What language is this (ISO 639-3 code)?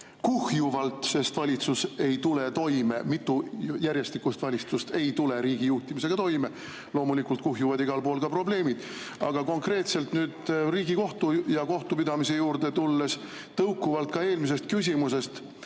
est